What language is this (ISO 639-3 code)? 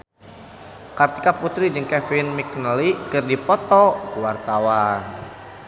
sun